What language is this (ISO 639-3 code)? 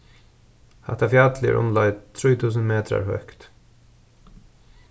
fao